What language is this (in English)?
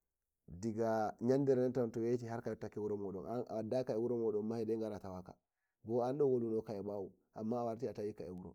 Nigerian Fulfulde